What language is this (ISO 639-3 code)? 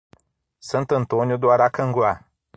por